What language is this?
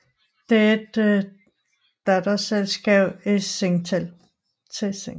Danish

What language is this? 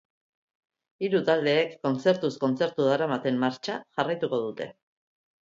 Basque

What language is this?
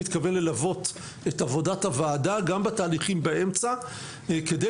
Hebrew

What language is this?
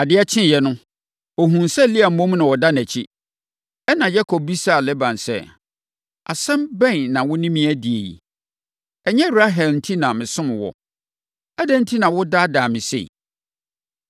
Akan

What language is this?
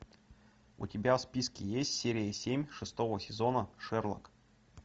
Russian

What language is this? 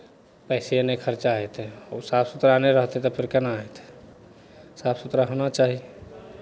Maithili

